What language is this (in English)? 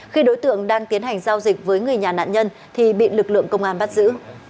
Vietnamese